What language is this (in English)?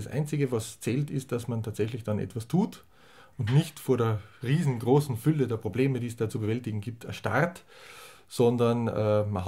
German